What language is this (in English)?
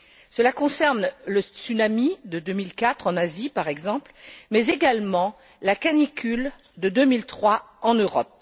French